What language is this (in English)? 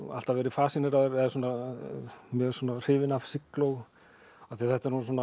Icelandic